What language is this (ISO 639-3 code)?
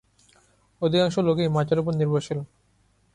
ben